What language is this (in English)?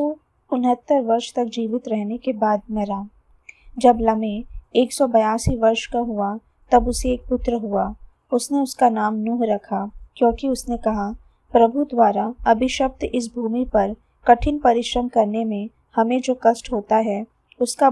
Hindi